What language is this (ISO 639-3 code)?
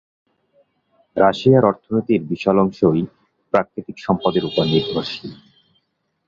ben